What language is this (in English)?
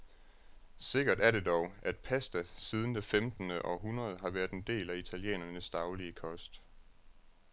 Danish